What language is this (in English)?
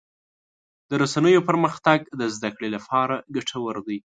Pashto